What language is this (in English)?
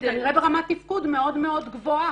Hebrew